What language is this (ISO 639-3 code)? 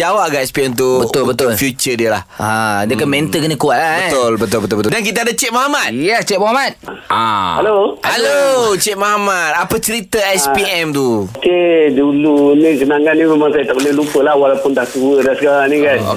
msa